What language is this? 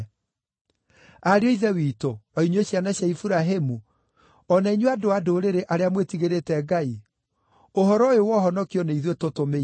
Kikuyu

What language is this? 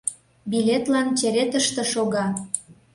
Mari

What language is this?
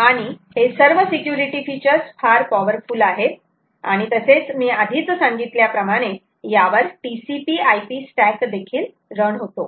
Marathi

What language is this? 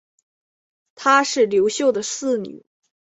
Chinese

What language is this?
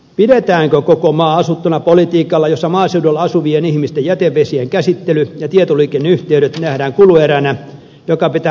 Finnish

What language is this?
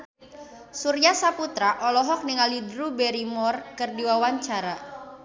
Sundanese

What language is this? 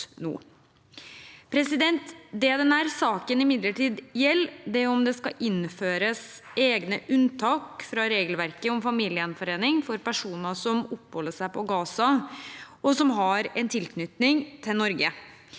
Norwegian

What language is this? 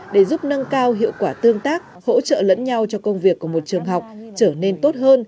Vietnamese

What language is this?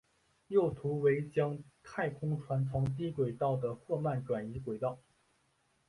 Chinese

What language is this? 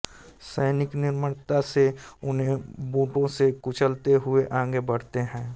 Hindi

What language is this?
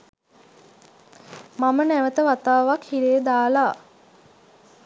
Sinhala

